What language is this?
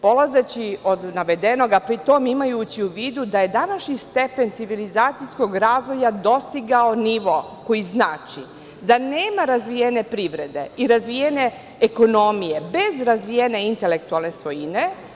Serbian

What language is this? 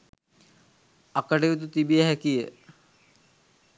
Sinhala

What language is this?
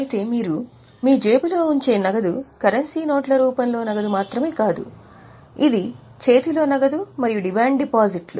Telugu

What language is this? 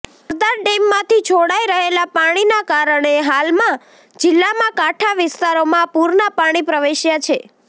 Gujarati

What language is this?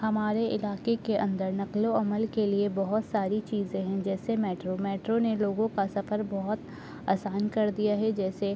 Urdu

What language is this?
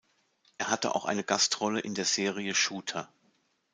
German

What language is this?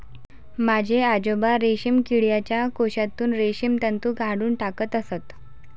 Marathi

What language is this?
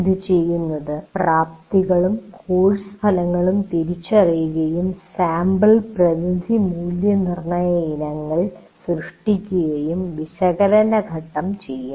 Malayalam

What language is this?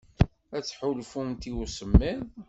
Kabyle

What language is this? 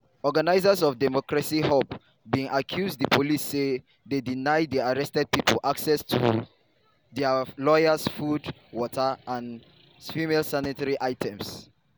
Nigerian Pidgin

